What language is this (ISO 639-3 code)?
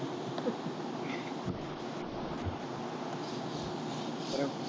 tam